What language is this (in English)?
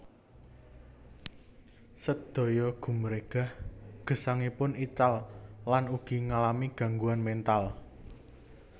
Javanese